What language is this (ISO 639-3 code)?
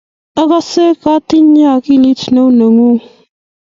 kln